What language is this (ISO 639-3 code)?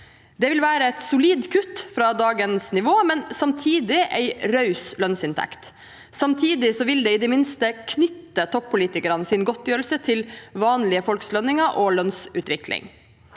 nor